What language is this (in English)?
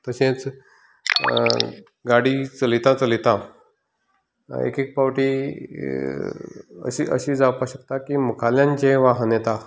Konkani